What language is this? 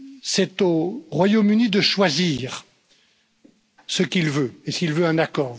French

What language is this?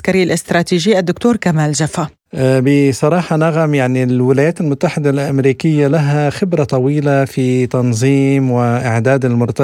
Arabic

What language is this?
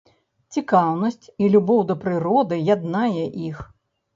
Belarusian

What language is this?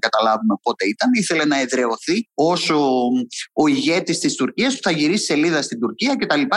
Greek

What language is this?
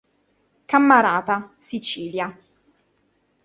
Italian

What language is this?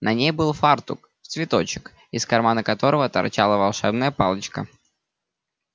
Russian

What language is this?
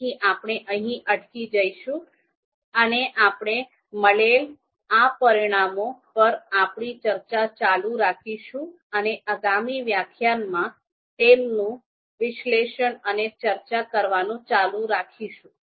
Gujarati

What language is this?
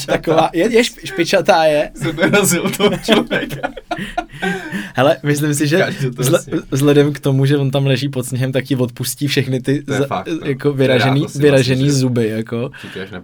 Czech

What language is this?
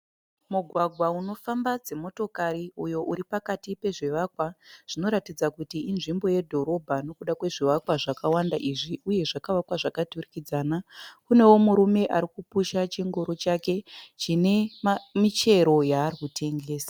Shona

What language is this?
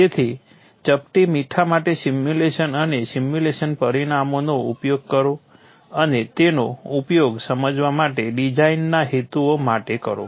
Gujarati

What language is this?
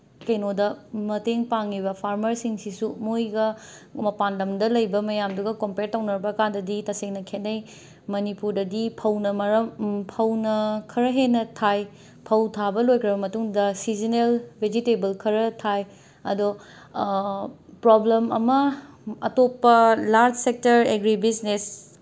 Manipuri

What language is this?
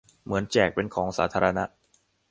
Thai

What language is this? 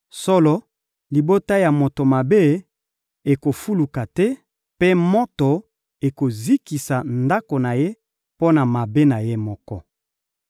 Lingala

